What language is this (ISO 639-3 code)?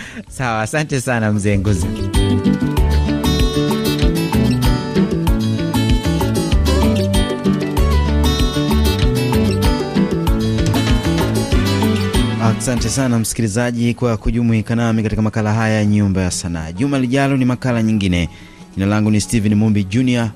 swa